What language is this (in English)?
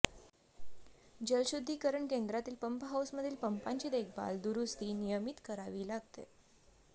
Marathi